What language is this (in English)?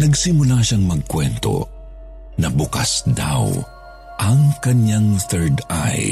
Filipino